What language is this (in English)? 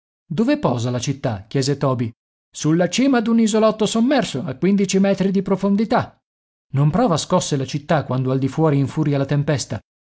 Italian